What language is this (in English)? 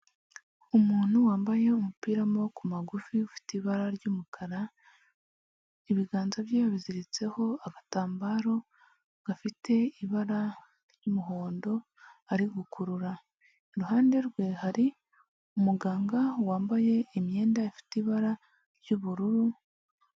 Kinyarwanda